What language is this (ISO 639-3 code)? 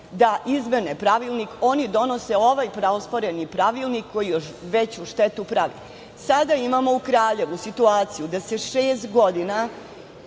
srp